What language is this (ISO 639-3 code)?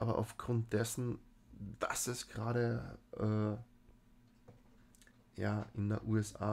deu